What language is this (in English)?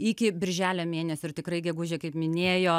Lithuanian